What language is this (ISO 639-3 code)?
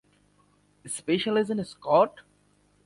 ben